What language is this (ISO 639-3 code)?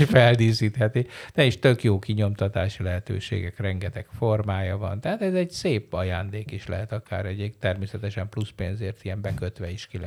hun